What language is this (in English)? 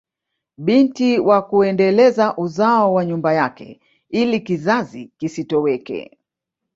Swahili